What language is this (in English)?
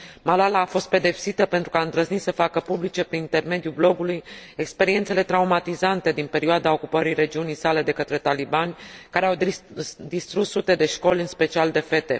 Romanian